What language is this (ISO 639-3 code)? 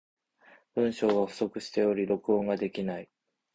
jpn